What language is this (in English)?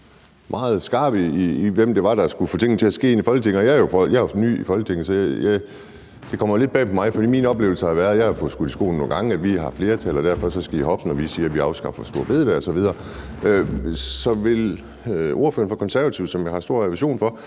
Danish